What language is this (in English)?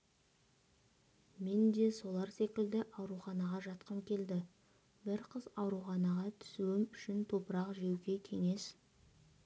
Kazakh